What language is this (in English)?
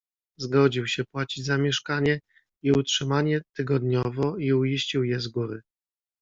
Polish